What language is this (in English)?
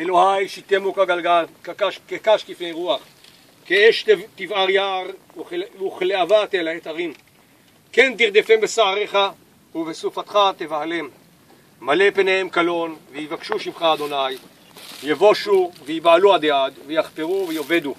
Hebrew